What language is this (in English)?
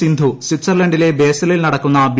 Malayalam